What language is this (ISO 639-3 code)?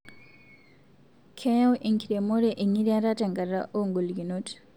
mas